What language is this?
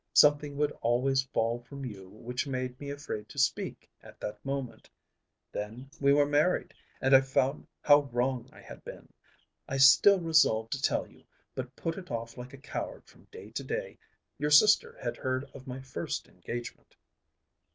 English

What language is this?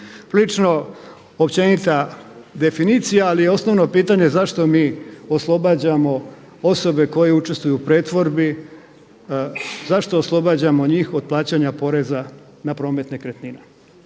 Croatian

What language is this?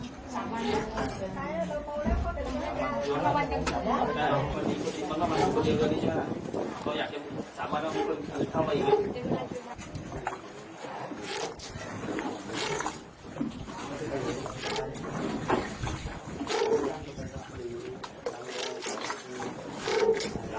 Thai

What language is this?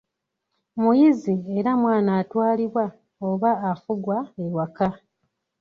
Ganda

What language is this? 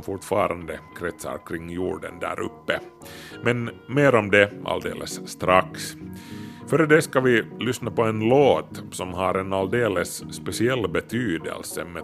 Swedish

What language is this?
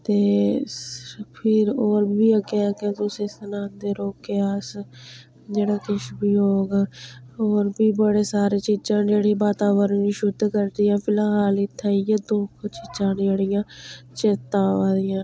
Dogri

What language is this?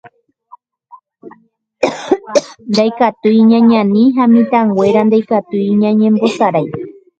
Guarani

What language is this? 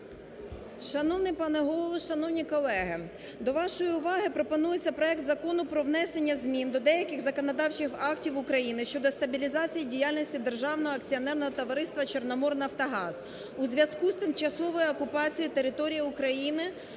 Ukrainian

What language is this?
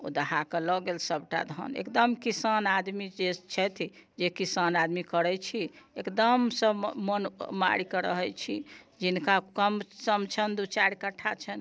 Maithili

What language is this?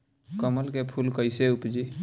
Bhojpuri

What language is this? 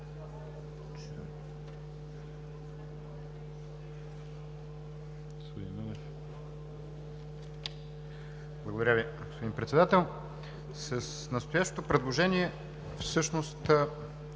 Bulgarian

